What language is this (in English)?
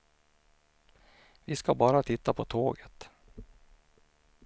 Swedish